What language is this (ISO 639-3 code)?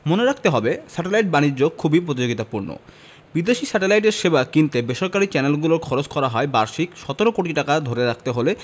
ben